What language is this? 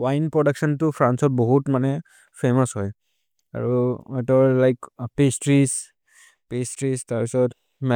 Maria (India)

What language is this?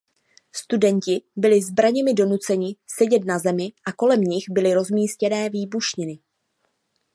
Czech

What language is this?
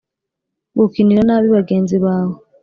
Kinyarwanda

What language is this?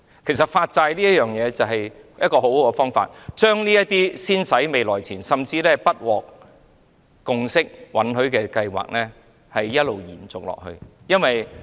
Cantonese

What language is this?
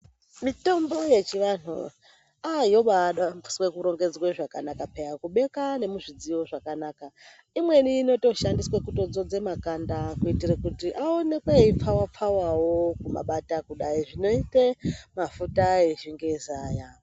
Ndau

